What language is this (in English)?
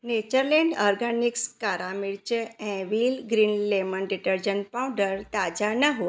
Sindhi